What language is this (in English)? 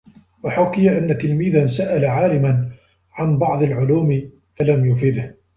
Arabic